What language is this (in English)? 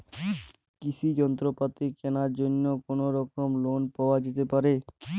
Bangla